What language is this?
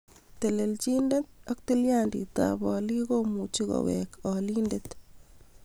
Kalenjin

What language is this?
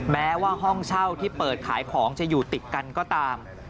Thai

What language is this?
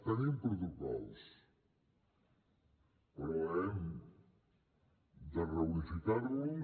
Catalan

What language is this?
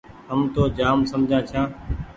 Goaria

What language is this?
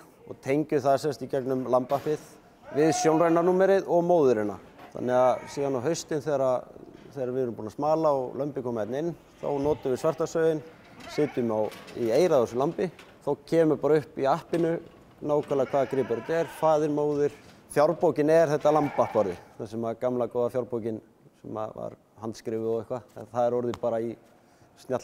Dutch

